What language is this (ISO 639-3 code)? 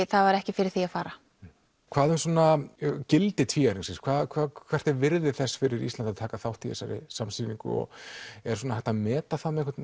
isl